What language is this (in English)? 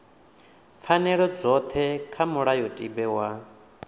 Venda